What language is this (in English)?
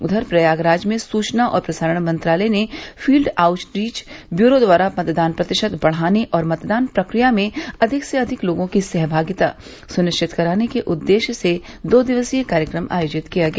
Hindi